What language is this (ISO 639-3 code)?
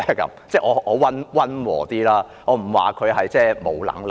yue